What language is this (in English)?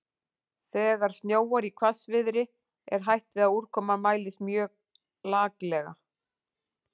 Icelandic